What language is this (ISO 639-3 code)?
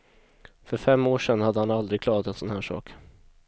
swe